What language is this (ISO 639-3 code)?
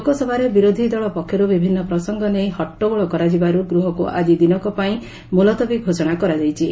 ori